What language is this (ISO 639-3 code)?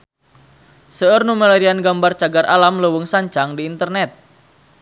sun